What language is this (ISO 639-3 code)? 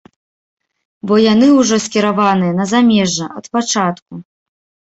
bel